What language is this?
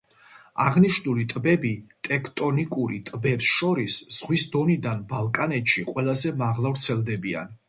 Georgian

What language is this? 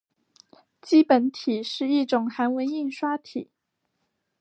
Chinese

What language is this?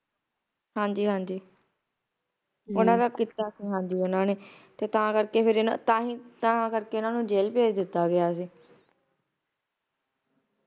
Punjabi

